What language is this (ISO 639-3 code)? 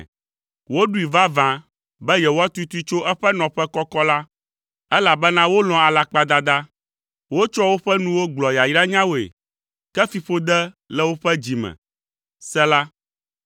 ewe